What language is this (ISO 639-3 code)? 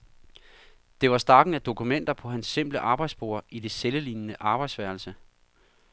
dan